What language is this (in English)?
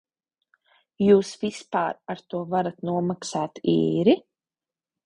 Latvian